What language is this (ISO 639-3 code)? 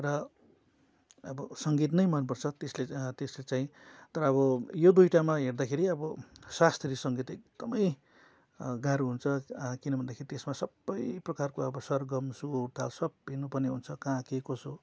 nep